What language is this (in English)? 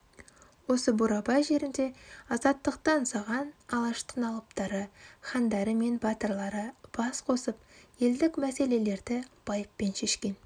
Kazakh